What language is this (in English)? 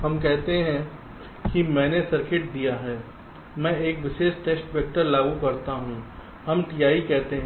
Hindi